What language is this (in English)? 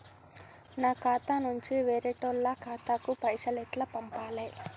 Telugu